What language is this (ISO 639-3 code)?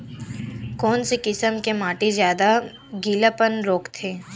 hne